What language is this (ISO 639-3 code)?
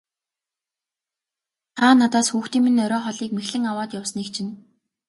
mon